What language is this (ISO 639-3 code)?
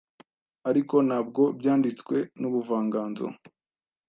kin